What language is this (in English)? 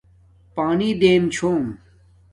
Domaaki